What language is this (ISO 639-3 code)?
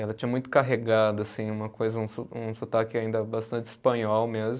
por